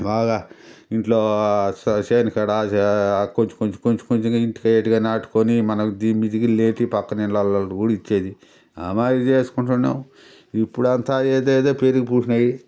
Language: Telugu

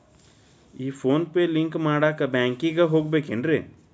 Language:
Kannada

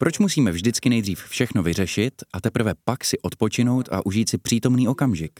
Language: Czech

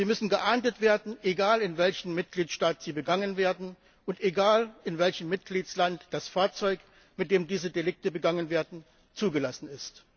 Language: German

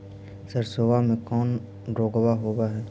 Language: Magahi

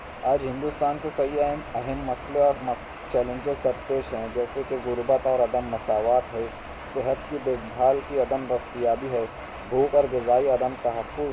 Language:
Urdu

